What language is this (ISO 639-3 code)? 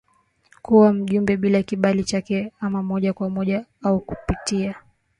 swa